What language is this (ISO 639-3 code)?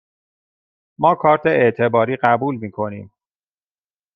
fas